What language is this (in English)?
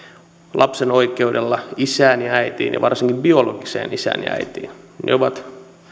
Finnish